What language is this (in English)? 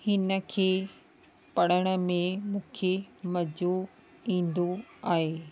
Sindhi